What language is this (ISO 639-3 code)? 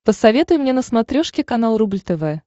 rus